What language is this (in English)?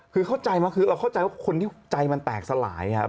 Thai